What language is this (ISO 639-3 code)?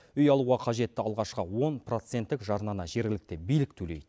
kaz